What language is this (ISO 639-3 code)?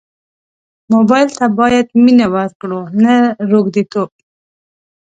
pus